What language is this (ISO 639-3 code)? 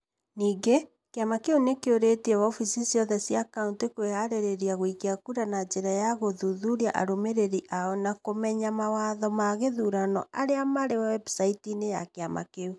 kik